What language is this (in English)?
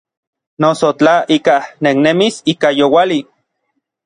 Orizaba Nahuatl